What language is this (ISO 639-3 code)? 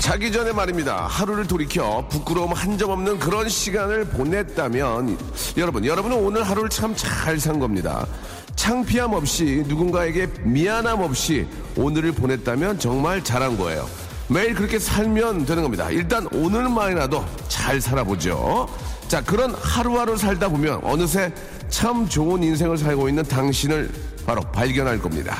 kor